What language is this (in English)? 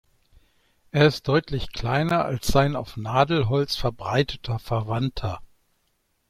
German